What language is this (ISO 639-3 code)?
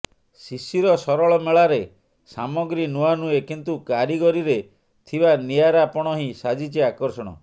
ori